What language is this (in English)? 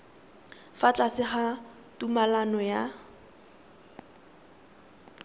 Tswana